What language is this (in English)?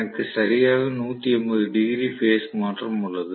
Tamil